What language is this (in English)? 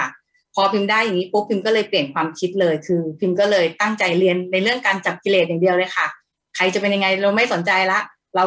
Thai